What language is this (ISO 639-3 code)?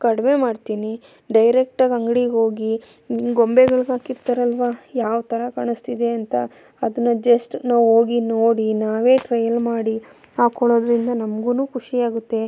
kan